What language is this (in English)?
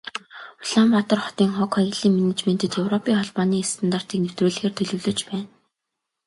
Mongolian